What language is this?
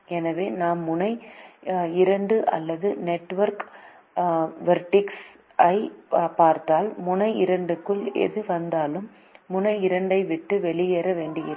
Tamil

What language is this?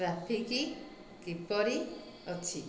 Odia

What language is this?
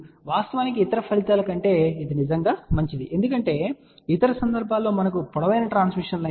Telugu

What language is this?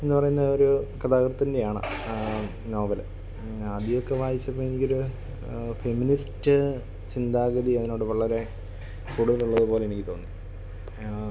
Malayalam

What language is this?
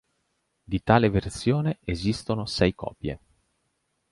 Italian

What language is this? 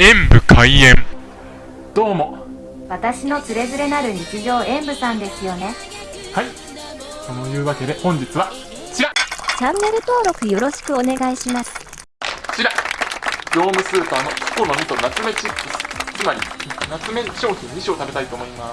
Japanese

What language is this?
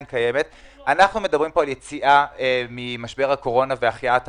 Hebrew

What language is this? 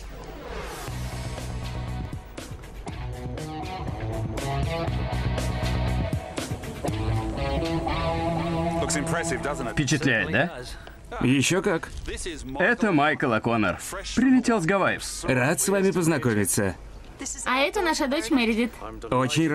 Russian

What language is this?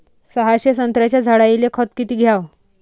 Marathi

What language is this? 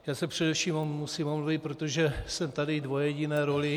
Czech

